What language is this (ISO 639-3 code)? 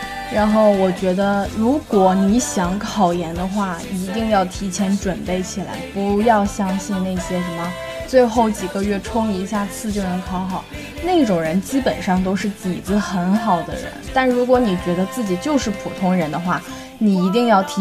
zho